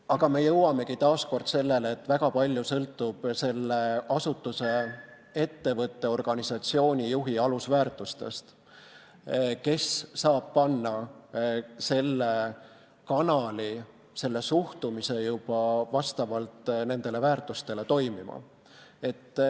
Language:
Estonian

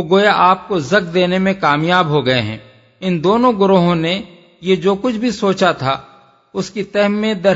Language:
Urdu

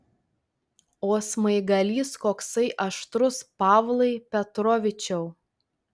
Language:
Lithuanian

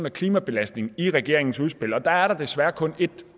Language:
Danish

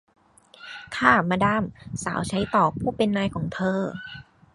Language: Thai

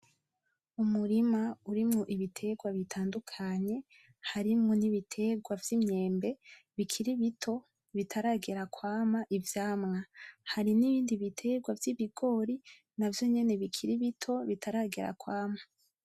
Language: Rundi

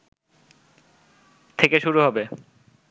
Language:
Bangla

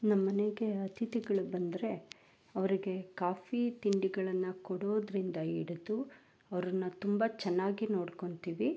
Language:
Kannada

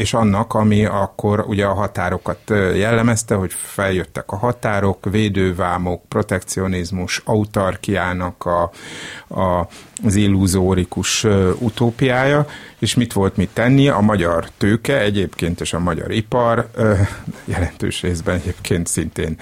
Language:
Hungarian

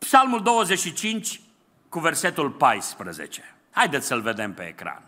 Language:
Romanian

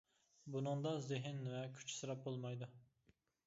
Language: Uyghur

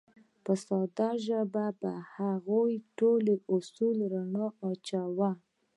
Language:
Pashto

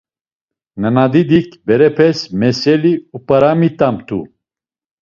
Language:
Laz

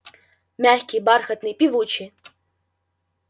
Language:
Russian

